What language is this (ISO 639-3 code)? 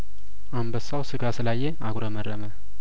amh